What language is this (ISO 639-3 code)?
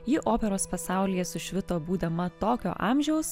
lit